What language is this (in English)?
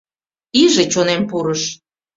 Mari